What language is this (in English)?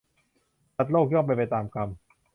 Thai